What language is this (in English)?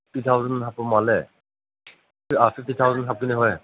Manipuri